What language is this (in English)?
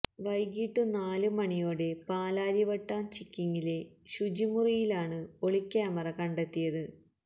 Malayalam